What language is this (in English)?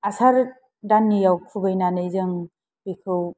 Bodo